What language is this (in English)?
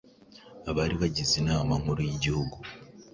Kinyarwanda